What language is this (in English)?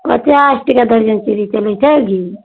Maithili